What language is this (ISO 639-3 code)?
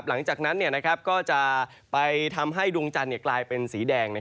tha